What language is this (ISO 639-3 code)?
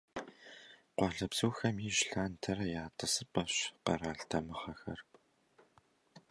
kbd